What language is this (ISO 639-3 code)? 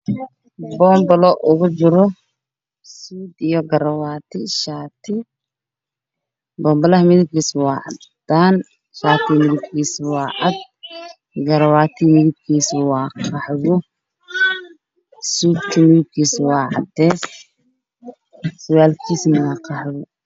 som